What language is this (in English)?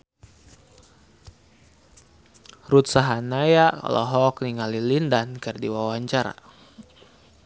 Sundanese